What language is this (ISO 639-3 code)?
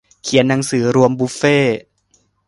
tha